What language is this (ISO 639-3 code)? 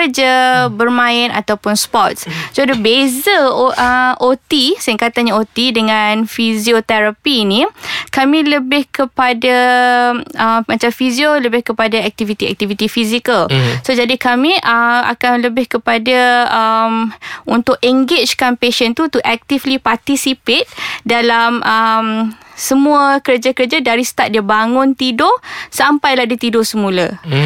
msa